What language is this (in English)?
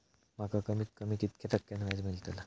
Marathi